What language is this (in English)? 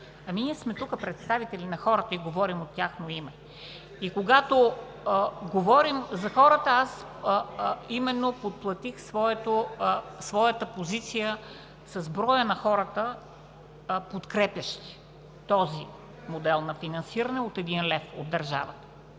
Bulgarian